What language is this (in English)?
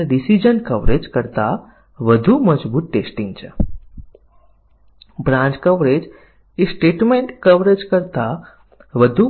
Gujarati